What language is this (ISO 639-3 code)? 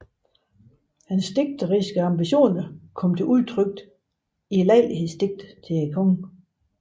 dan